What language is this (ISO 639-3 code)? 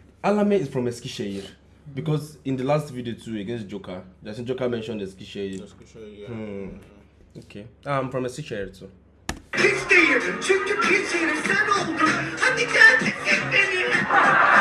tur